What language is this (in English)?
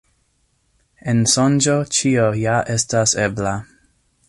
Esperanto